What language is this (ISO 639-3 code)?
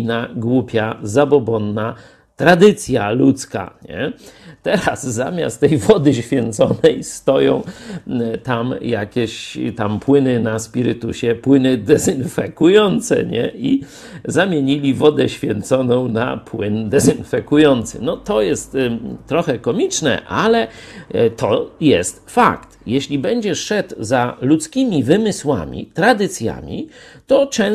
pol